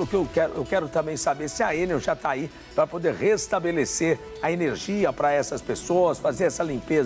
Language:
Portuguese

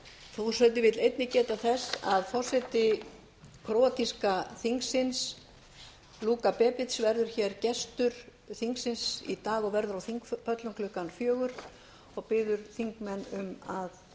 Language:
Icelandic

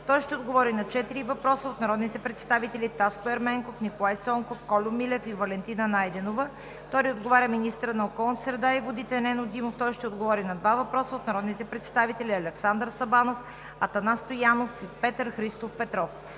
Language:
Bulgarian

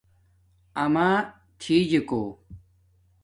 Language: Domaaki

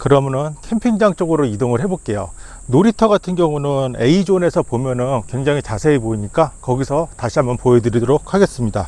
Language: Korean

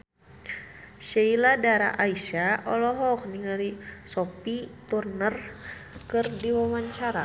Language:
Sundanese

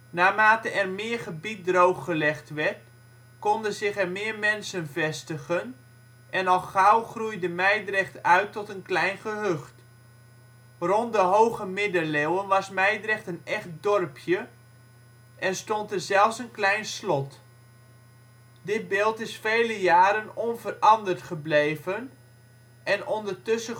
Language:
Dutch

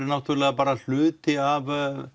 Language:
Icelandic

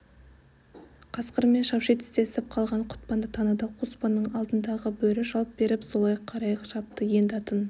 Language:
Kazakh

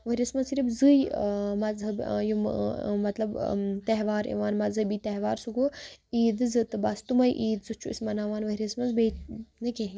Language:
Kashmiri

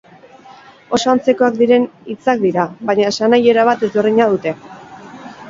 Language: Basque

